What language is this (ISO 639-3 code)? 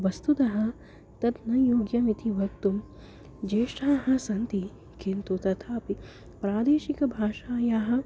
san